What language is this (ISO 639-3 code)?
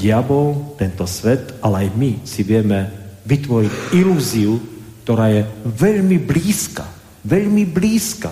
slk